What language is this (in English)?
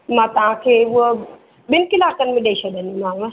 Sindhi